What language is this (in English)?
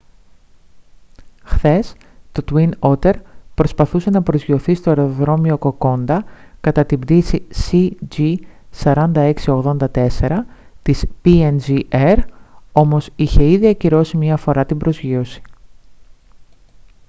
Greek